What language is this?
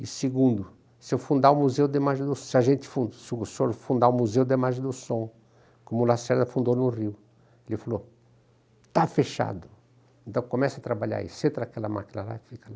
Portuguese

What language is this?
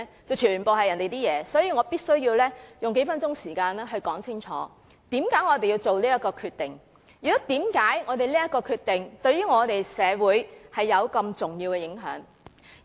Cantonese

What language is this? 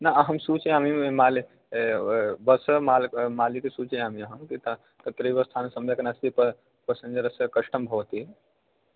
Sanskrit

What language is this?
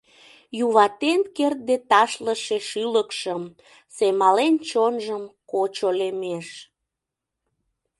Mari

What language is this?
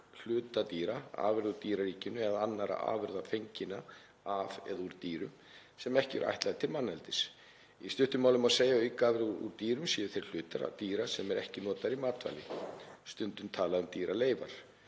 Icelandic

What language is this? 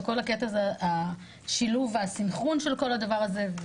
Hebrew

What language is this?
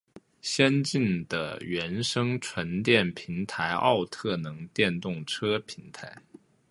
Chinese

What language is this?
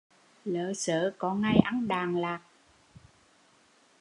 Vietnamese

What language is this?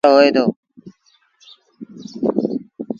Sindhi Bhil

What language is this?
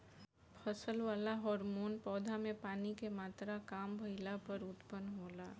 Bhojpuri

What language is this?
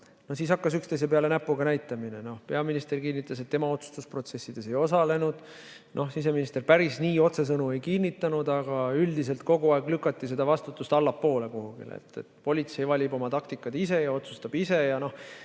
Estonian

